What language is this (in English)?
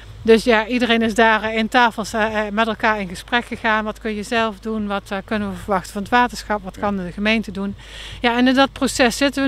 Dutch